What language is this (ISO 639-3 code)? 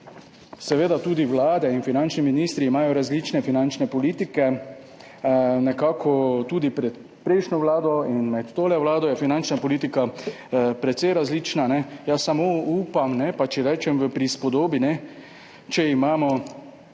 slv